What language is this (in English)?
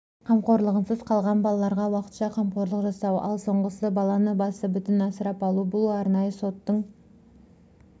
Kazakh